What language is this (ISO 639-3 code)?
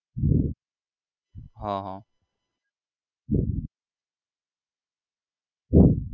guj